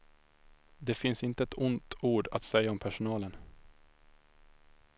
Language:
Swedish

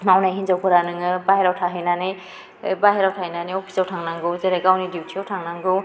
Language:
Bodo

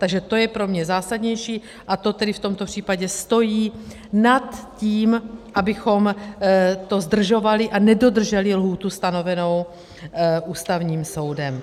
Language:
Czech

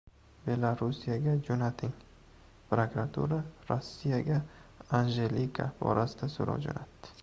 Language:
Uzbek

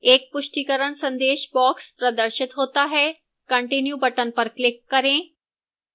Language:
Hindi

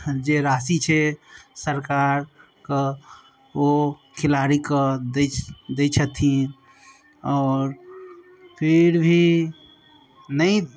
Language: Maithili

